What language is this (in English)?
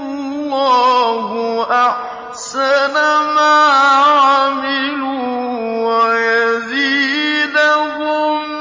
Arabic